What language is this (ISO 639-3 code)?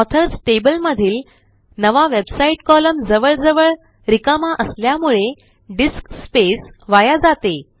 mar